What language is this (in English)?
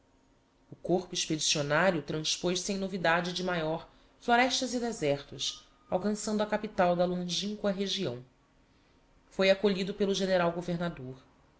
Portuguese